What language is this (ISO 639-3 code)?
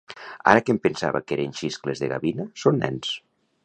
cat